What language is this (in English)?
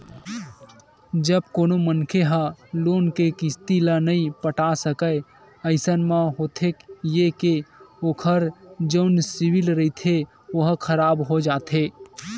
Chhattisgarhi